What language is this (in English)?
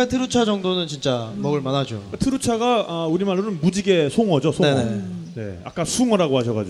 Korean